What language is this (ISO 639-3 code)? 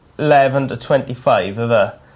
cym